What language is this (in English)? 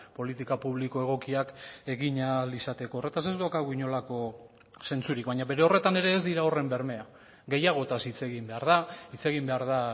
Basque